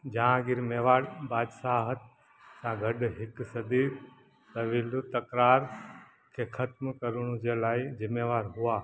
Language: Sindhi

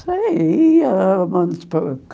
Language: Portuguese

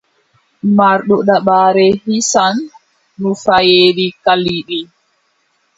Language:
Adamawa Fulfulde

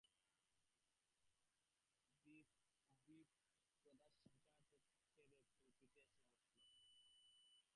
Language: Bangla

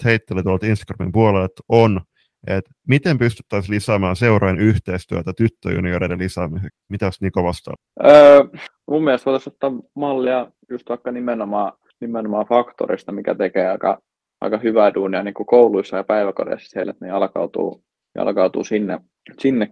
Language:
Finnish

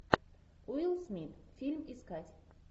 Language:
Russian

